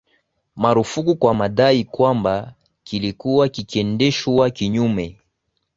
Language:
Swahili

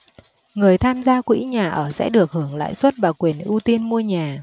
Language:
Vietnamese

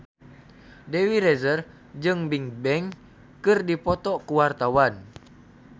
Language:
Sundanese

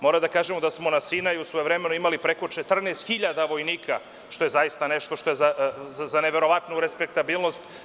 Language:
Serbian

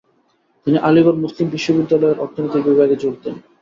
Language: Bangla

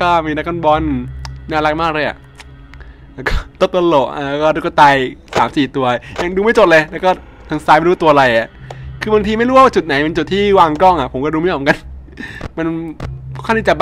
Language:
Thai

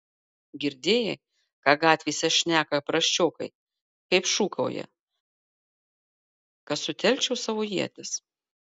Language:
Lithuanian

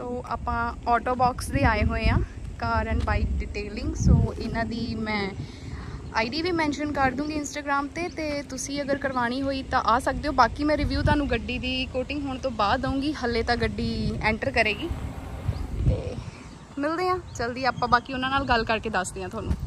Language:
Punjabi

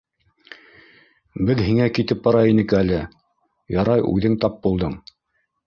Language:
Bashkir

